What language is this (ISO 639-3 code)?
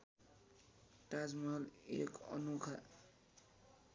nep